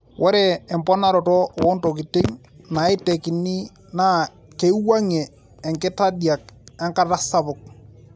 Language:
Masai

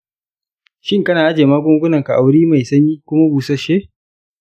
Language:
Hausa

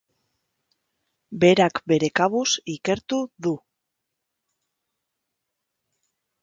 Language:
Basque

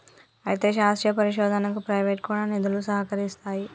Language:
Telugu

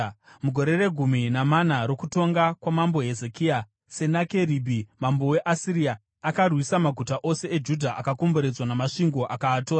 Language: Shona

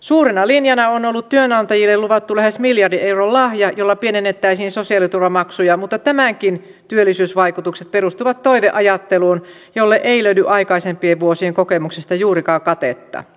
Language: Finnish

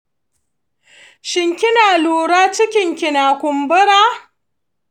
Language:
Hausa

